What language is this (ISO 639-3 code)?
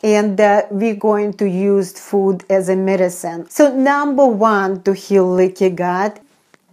eng